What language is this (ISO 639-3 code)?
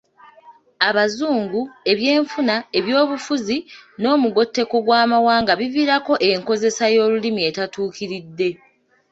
lug